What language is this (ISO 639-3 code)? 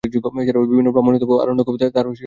ben